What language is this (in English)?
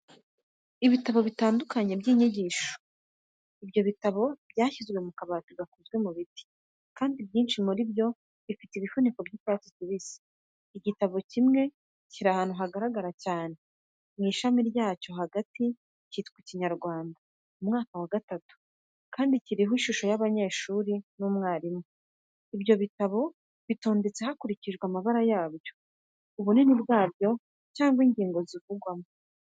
Kinyarwanda